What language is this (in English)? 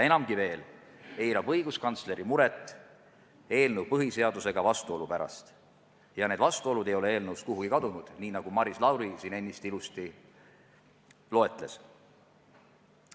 Estonian